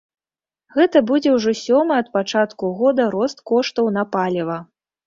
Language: Belarusian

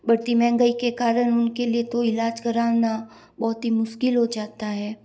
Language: Hindi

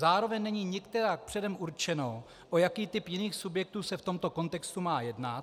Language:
Czech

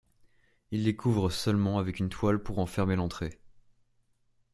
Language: French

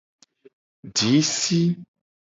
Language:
Gen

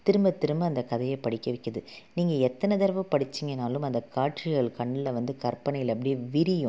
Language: Tamil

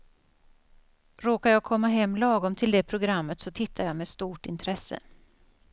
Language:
Swedish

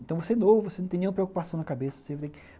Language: Portuguese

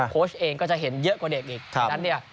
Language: Thai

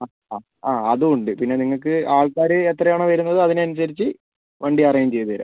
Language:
Malayalam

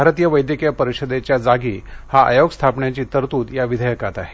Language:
Marathi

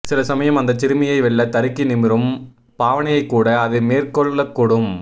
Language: Tamil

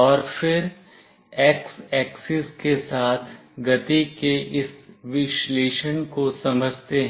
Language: Hindi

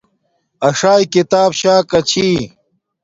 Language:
Domaaki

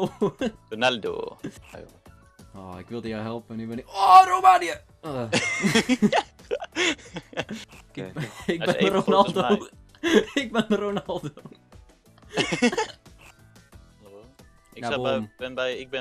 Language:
Dutch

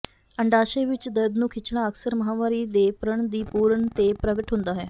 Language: Punjabi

